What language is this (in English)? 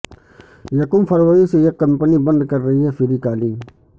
Urdu